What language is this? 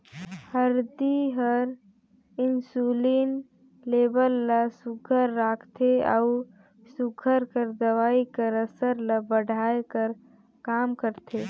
Chhattisgarhi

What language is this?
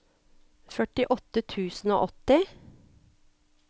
Norwegian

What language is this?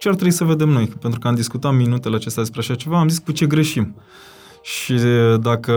Romanian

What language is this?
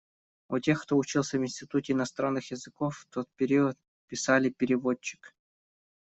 Russian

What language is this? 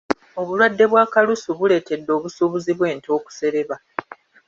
Ganda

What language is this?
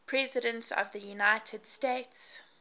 English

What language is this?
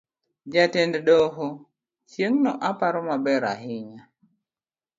Luo (Kenya and Tanzania)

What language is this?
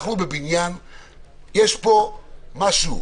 Hebrew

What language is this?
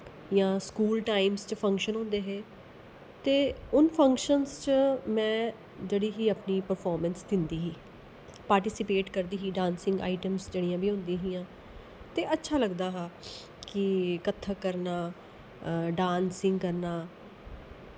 Dogri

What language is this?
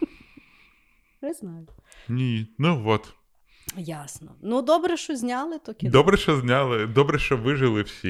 Ukrainian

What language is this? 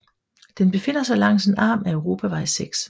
Danish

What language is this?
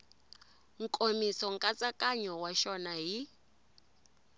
Tsonga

